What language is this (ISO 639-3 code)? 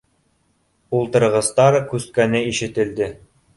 bak